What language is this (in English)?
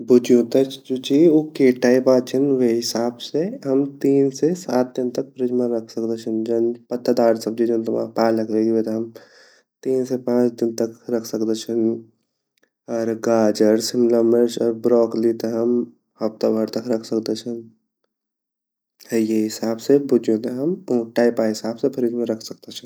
Garhwali